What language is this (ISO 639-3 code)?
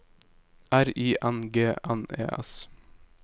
nor